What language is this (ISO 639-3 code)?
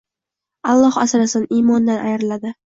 uzb